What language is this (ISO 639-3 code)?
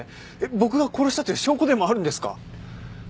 jpn